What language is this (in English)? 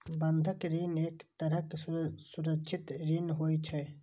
Maithili